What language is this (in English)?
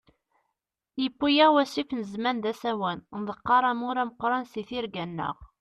Kabyle